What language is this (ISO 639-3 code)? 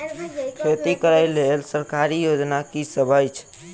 mai